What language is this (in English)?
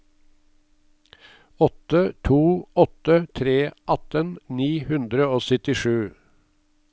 Norwegian